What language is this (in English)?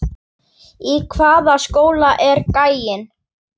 Icelandic